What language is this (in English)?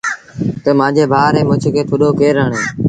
Sindhi Bhil